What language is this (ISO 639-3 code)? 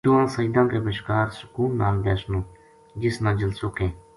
gju